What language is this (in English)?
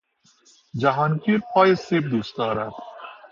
Persian